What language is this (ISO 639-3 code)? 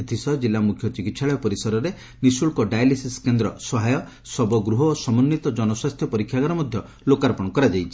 ori